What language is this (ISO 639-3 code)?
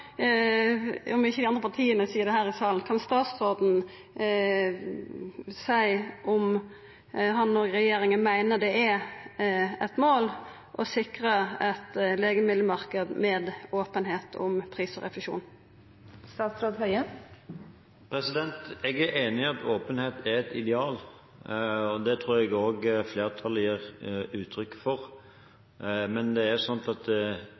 nor